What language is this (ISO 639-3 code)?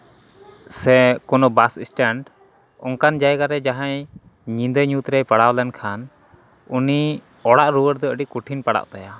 sat